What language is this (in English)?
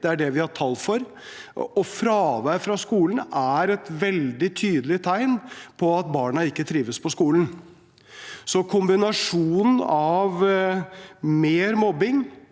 Norwegian